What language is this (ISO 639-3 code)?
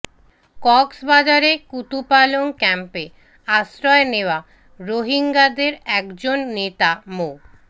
ben